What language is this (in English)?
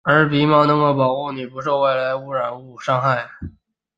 Chinese